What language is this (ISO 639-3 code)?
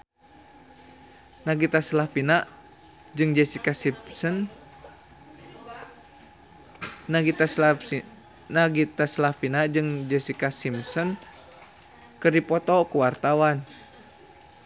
sun